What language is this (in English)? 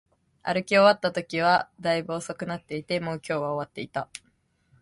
Japanese